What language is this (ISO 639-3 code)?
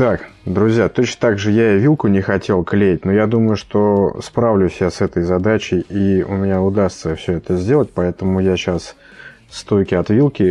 rus